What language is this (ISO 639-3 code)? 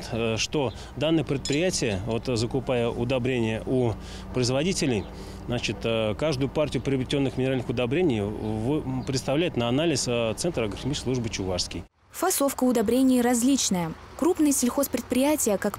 rus